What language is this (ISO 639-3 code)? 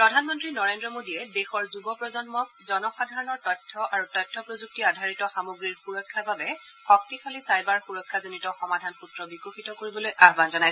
asm